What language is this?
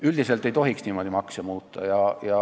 Estonian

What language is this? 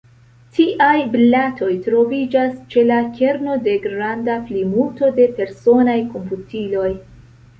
Esperanto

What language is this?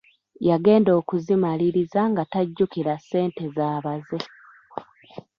Ganda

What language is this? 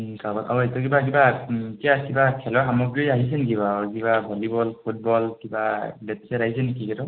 Assamese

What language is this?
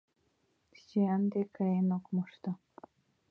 Mari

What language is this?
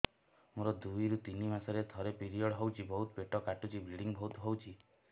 Odia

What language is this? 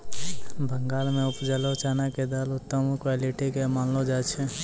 Maithili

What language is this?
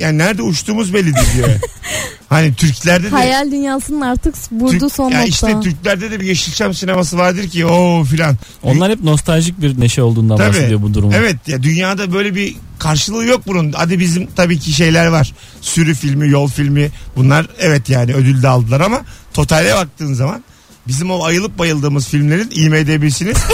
Turkish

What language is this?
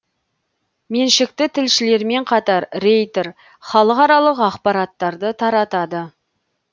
Kazakh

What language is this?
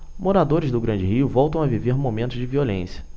Portuguese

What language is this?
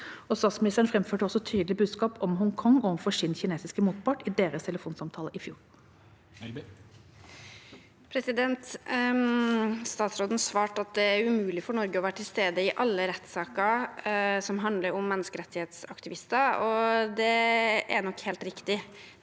Norwegian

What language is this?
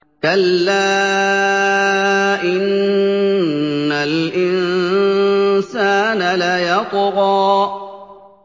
Arabic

